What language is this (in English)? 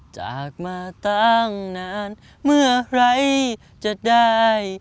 Thai